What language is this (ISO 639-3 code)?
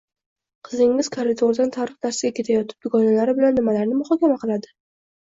uzb